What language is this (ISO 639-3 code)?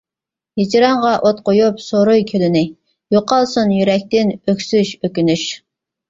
uig